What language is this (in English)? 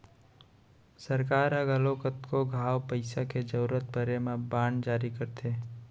Chhattisgarhi